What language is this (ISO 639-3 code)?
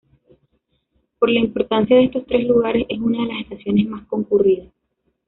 spa